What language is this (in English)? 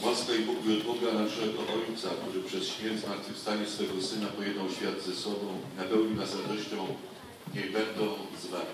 Polish